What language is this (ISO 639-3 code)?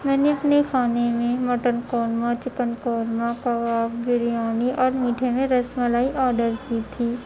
urd